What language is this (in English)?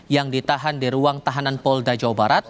Indonesian